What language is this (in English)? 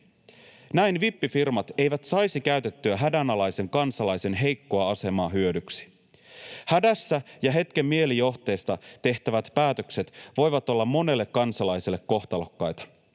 Finnish